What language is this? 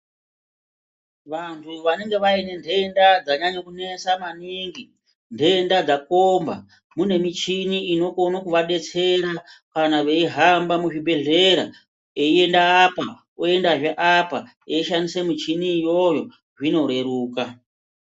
Ndau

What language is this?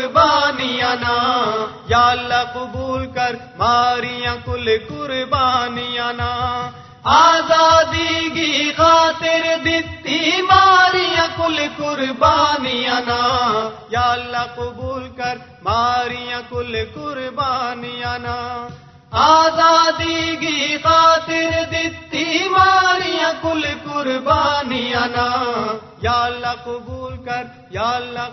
Urdu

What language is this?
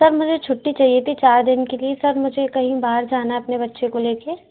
Hindi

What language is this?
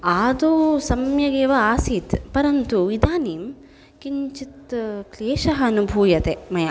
Sanskrit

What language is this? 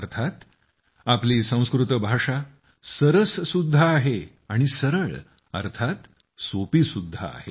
Marathi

